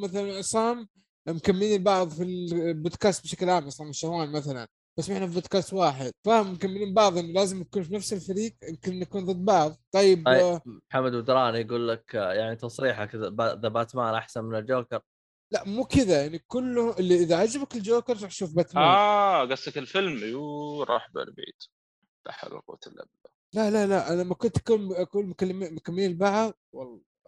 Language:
Arabic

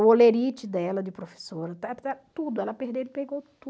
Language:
Portuguese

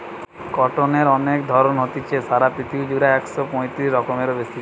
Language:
Bangla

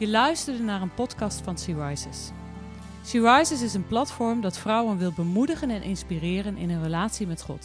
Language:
Dutch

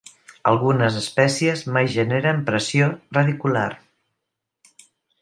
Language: Catalan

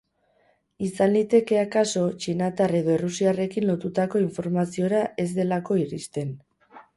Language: Basque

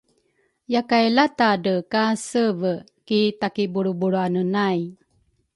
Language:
Rukai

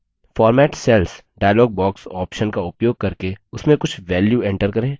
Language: Hindi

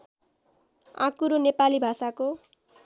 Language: Nepali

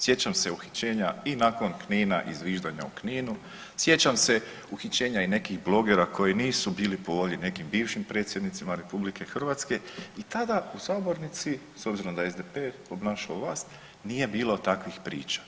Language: Croatian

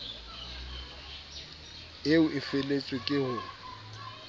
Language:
Southern Sotho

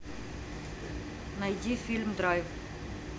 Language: Russian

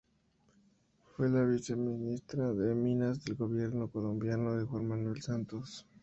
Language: Spanish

